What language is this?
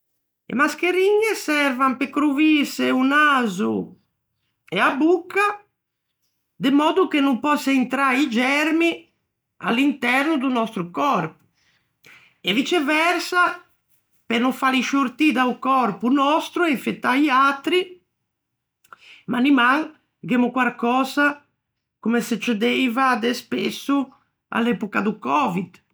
Ligurian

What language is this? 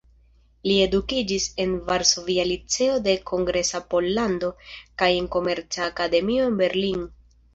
Esperanto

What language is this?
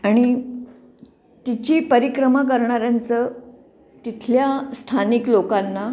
Marathi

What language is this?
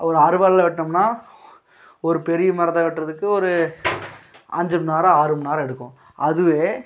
Tamil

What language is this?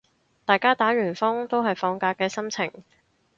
Cantonese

